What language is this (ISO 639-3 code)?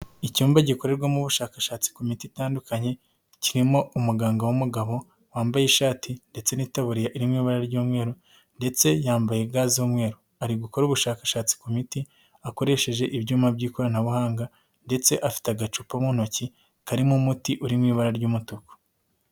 kin